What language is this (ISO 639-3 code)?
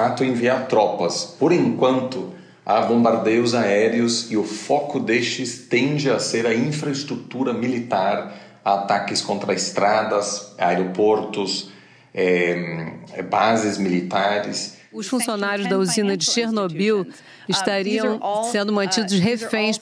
por